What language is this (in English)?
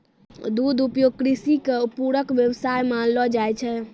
Maithili